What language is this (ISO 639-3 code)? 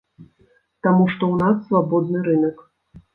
bel